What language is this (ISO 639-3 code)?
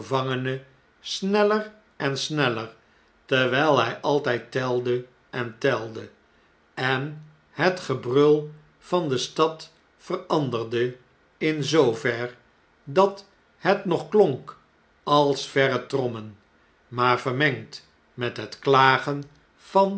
nld